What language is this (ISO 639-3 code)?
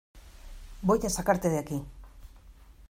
spa